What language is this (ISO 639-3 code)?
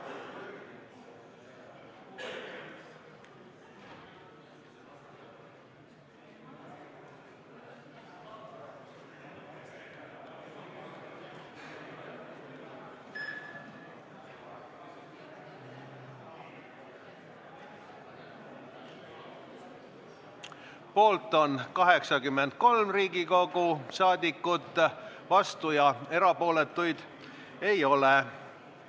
est